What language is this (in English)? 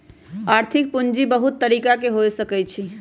Magahi